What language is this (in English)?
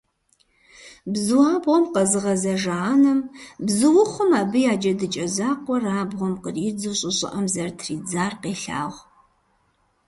Kabardian